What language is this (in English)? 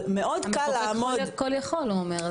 Hebrew